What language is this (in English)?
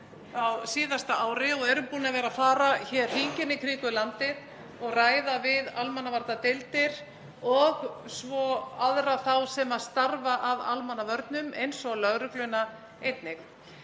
Icelandic